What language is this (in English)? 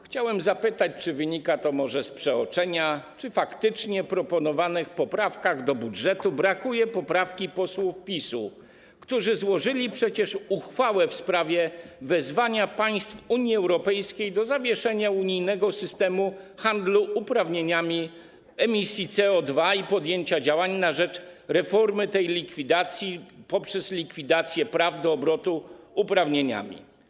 Polish